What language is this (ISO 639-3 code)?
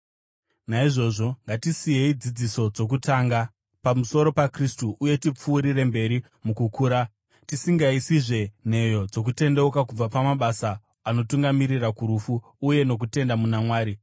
sna